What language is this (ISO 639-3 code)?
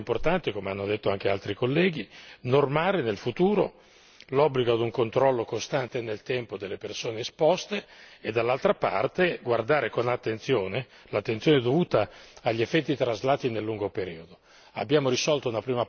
ita